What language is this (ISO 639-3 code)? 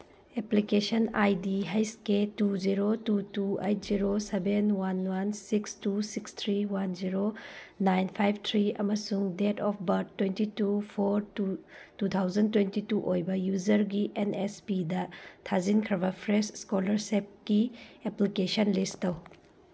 mni